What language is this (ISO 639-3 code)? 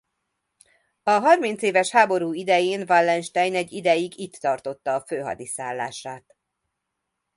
hun